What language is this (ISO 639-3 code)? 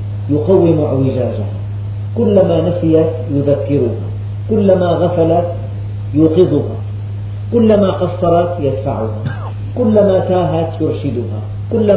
ara